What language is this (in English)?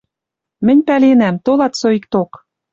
Western Mari